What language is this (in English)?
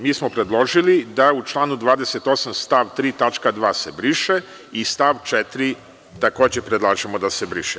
Serbian